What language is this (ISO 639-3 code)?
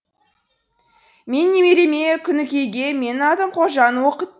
kaz